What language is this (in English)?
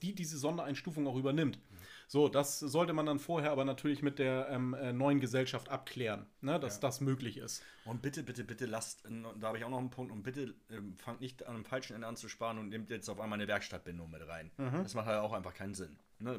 German